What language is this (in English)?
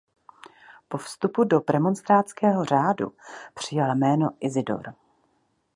Czech